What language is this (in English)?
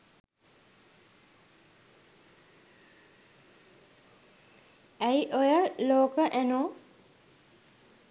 Sinhala